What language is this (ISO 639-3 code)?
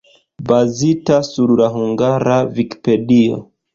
epo